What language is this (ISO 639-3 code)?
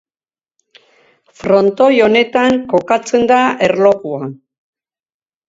eus